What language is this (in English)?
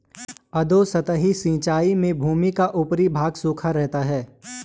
Hindi